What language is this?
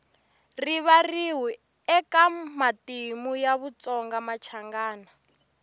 Tsonga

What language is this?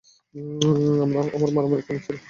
Bangla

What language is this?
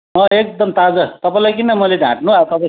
Nepali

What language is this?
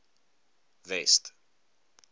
Afrikaans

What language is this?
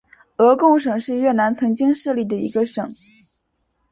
Chinese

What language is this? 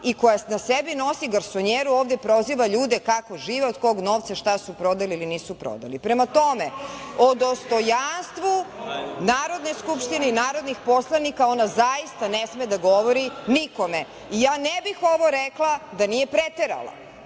Serbian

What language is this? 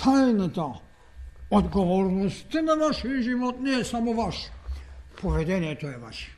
Bulgarian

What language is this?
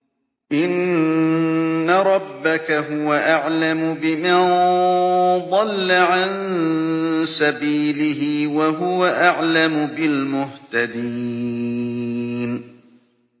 Arabic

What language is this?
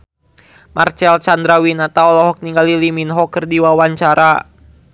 Sundanese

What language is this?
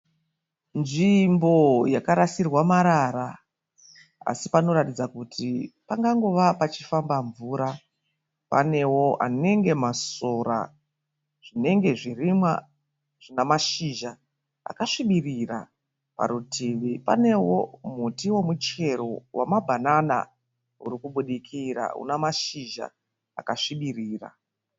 Shona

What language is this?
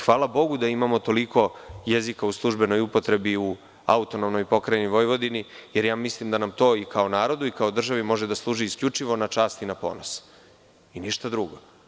Serbian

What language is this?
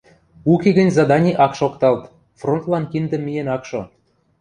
Western Mari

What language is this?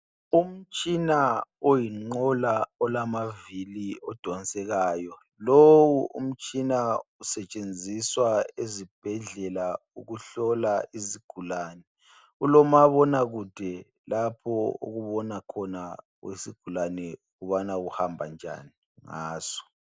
North Ndebele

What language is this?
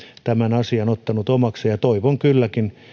Finnish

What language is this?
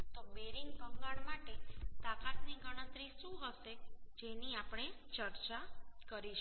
Gujarati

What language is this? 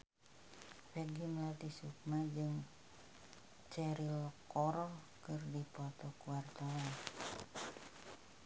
Sundanese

